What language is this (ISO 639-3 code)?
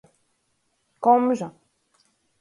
ltg